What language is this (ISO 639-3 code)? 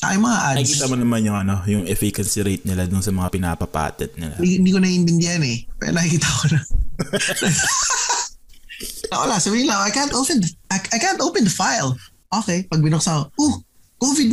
fil